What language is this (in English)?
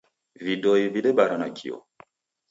Taita